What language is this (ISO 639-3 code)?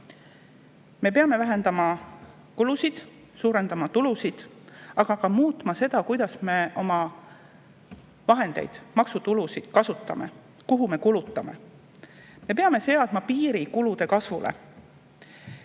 est